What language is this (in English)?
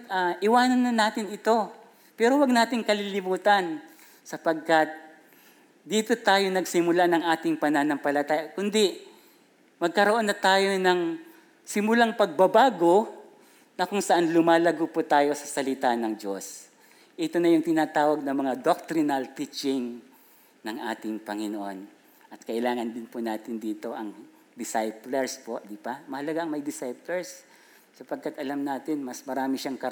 Filipino